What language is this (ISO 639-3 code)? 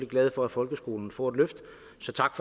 dan